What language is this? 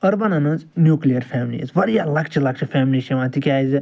Kashmiri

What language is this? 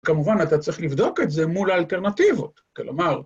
Hebrew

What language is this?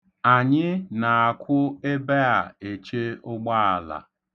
Igbo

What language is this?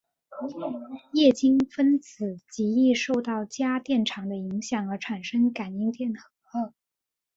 Chinese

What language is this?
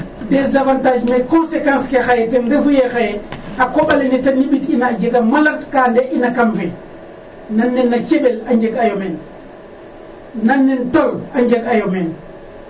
Serer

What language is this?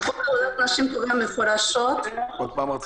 Hebrew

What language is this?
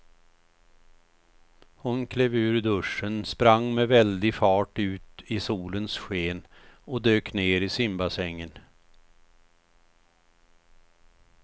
Swedish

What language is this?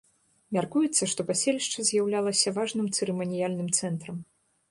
Belarusian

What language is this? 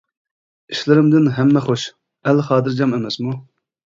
Uyghur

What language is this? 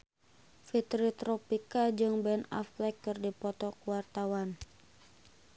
Sundanese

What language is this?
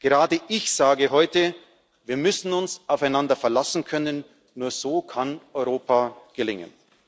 German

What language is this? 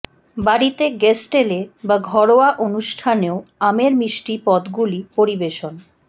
Bangla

